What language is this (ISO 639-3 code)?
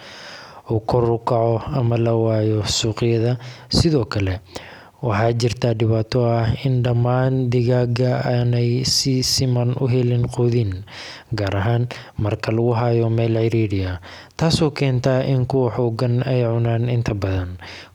som